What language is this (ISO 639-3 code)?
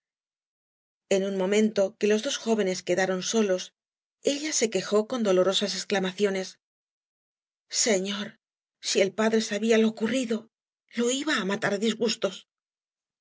spa